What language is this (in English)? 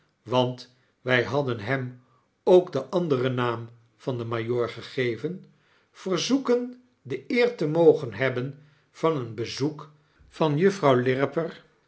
Dutch